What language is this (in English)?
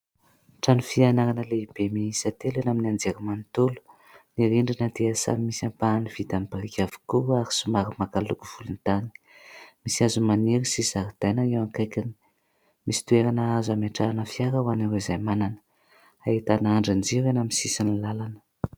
Malagasy